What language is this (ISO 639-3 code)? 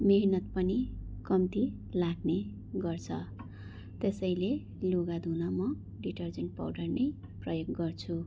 nep